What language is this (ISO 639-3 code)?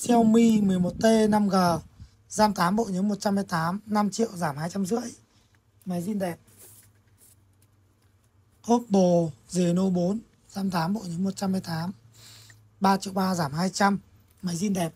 vie